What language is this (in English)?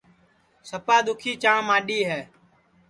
Sansi